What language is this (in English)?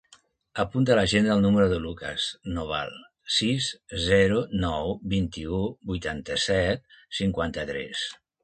Catalan